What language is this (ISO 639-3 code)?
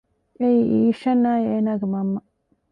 div